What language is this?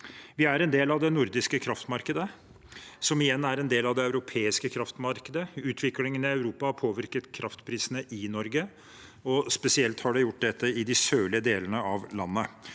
Norwegian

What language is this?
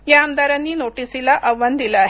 Marathi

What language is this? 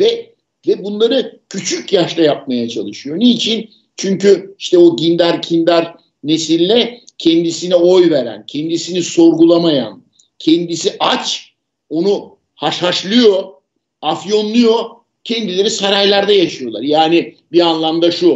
Turkish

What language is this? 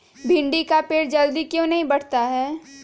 Magahi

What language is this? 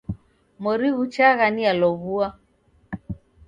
Taita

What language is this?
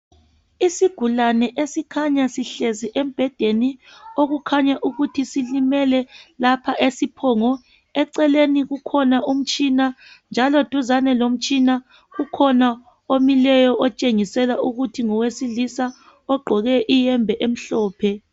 North Ndebele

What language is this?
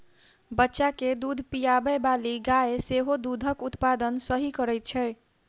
Maithili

